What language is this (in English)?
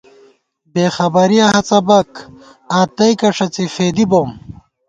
Gawar-Bati